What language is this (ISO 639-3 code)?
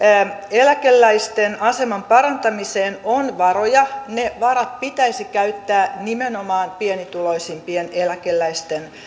fin